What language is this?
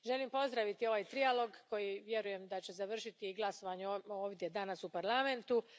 Croatian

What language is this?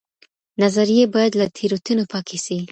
Pashto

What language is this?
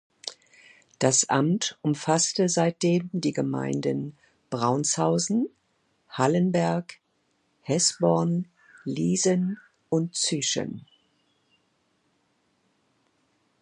German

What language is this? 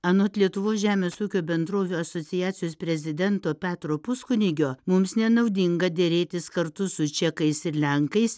Lithuanian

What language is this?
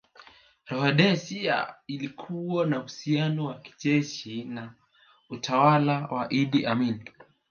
Swahili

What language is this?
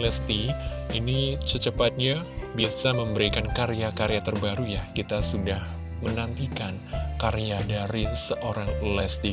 Indonesian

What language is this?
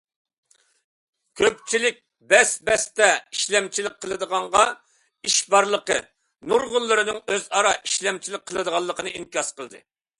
Uyghur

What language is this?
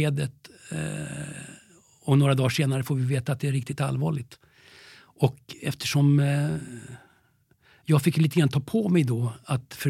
Swedish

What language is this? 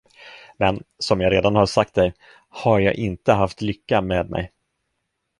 Swedish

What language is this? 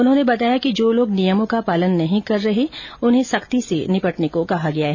Hindi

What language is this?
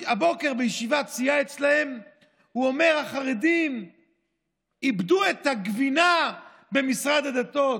Hebrew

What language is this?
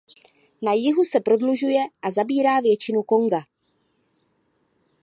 Czech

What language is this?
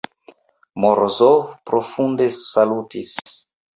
Esperanto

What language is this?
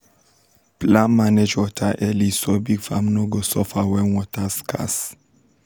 Nigerian Pidgin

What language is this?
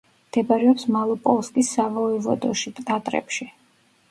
Georgian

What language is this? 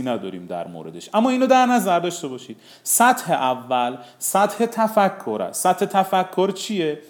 Persian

